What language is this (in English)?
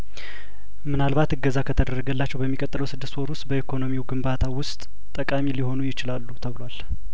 Amharic